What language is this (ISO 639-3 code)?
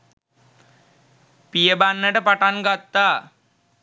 sin